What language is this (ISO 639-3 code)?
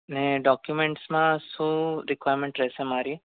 guj